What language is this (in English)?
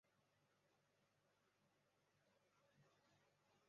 Chinese